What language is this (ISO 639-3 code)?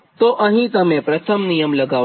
guj